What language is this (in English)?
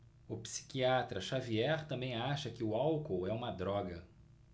Portuguese